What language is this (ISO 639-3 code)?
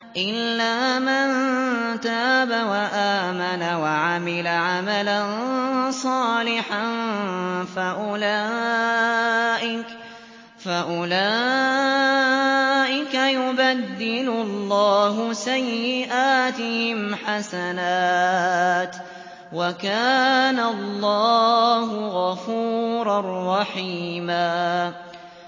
ara